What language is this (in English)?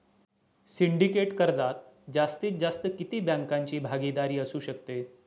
Marathi